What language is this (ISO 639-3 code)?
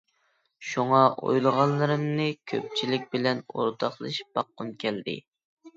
uig